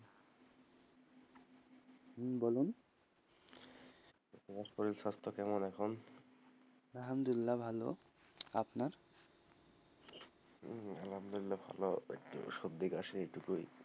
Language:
Bangla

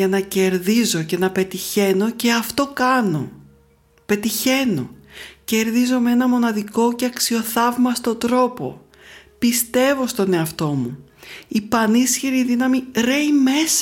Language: Greek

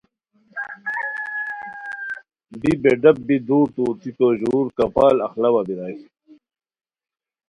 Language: Khowar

